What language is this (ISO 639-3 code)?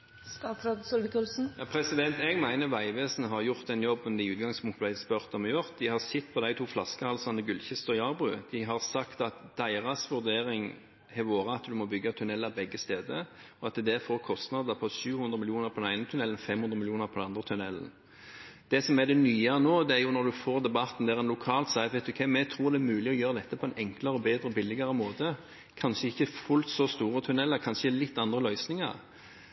nor